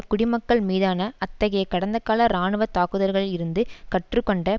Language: Tamil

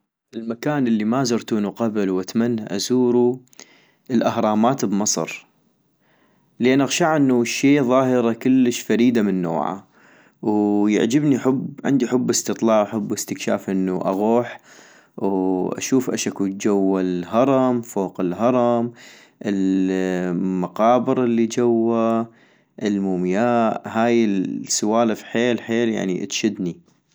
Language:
North Mesopotamian Arabic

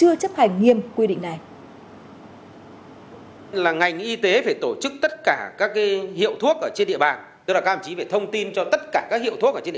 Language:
Vietnamese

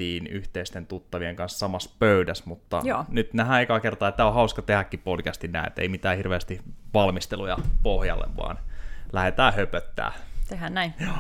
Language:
Finnish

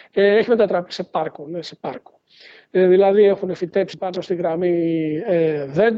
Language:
Greek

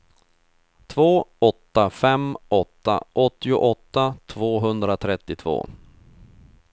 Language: Swedish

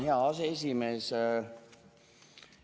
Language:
Estonian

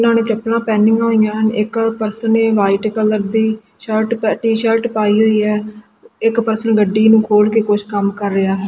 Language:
Punjabi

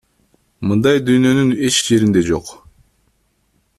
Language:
Kyrgyz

